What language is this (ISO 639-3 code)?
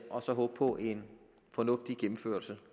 dan